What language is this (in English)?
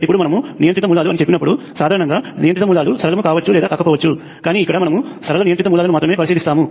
Telugu